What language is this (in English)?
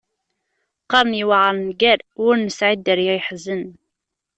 Kabyle